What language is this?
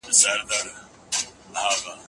Pashto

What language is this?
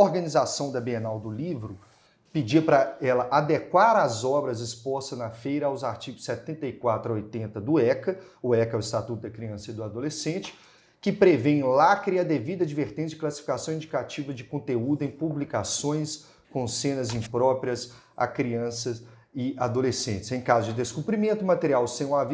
Portuguese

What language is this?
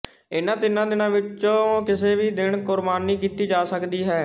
Punjabi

